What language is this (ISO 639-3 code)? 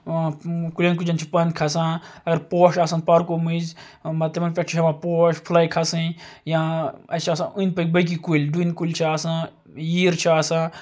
kas